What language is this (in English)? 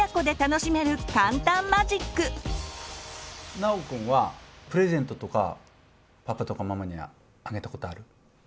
Japanese